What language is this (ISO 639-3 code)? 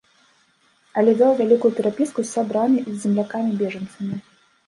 bel